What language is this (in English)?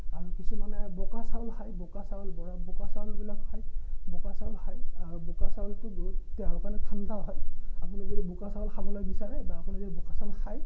Assamese